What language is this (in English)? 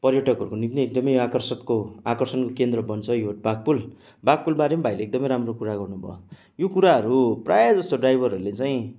Nepali